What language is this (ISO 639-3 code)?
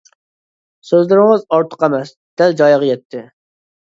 uig